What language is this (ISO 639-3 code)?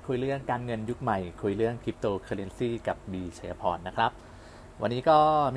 tha